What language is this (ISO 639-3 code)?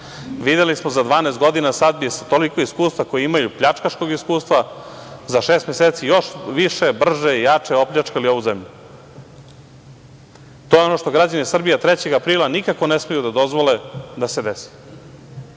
srp